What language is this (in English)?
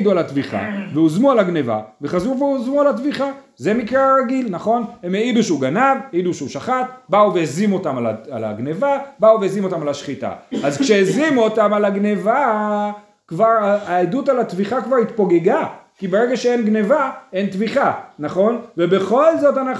Hebrew